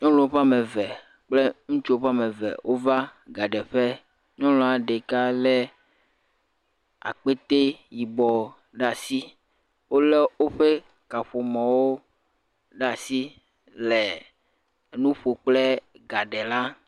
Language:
Ewe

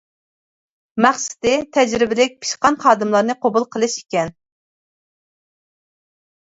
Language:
Uyghur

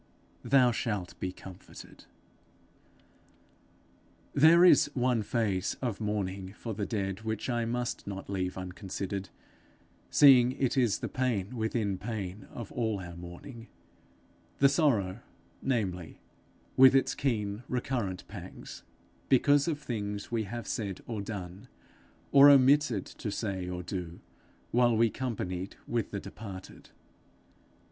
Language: English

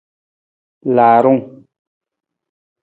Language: Nawdm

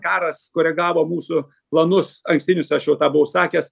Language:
Lithuanian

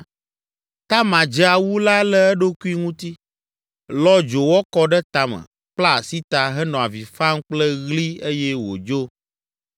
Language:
Ewe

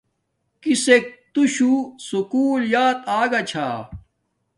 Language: Domaaki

